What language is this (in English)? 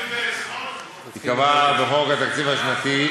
Hebrew